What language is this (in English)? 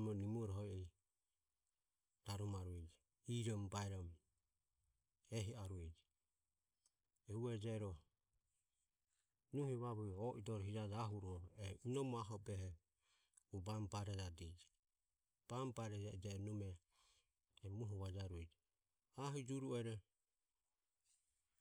Ömie